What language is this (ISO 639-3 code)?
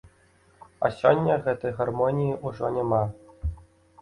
bel